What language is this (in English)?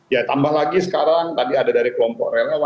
Indonesian